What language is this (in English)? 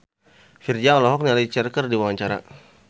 Sundanese